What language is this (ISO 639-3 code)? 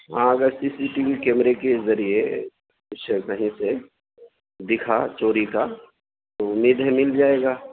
urd